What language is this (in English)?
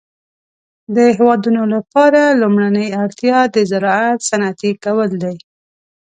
Pashto